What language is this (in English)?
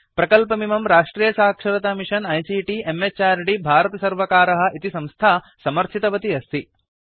Sanskrit